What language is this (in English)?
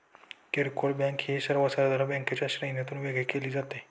Marathi